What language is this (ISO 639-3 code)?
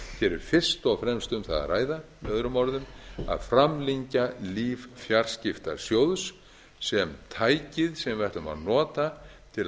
isl